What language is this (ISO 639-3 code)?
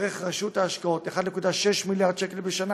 heb